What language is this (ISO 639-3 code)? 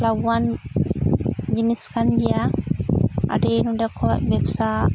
sat